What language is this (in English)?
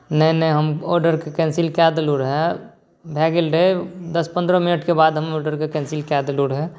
Maithili